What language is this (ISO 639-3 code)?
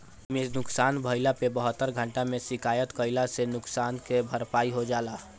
bho